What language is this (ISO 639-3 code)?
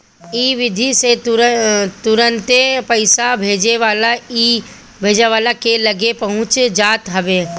bho